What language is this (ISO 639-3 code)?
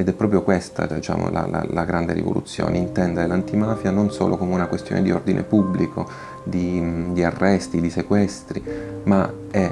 ita